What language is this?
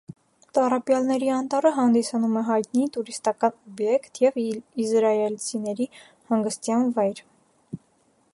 Armenian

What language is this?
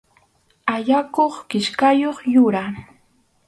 Arequipa-La Unión Quechua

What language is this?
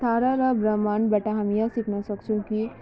Nepali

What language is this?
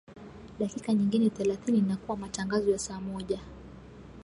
Swahili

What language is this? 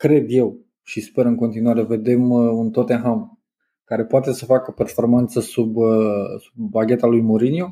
Romanian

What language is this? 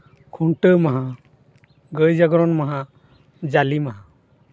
Santali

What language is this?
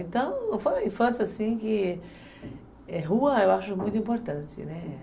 Portuguese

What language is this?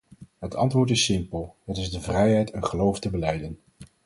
Dutch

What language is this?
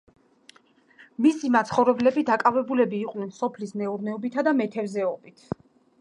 Georgian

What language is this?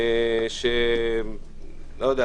Hebrew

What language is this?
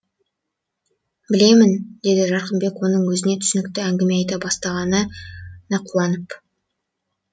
Kazakh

